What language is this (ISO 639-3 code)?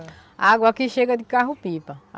por